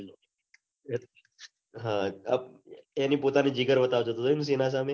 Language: Gujarati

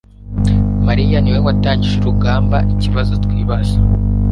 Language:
Kinyarwanda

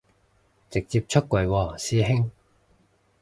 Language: Cantonese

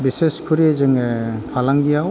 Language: Bodo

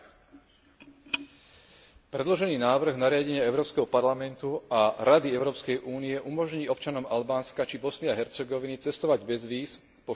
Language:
Slovak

